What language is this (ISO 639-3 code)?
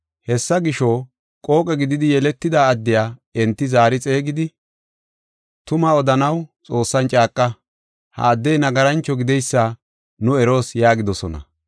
gof